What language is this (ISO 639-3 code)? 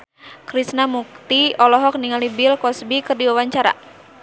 sun